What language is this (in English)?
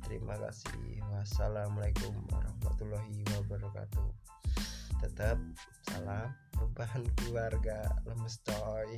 Indonesian